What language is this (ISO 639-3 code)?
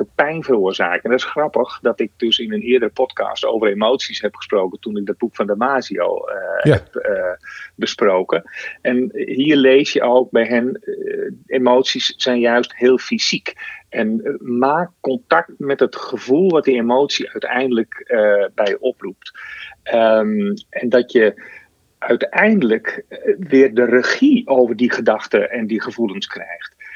nld